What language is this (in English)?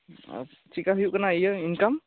Santali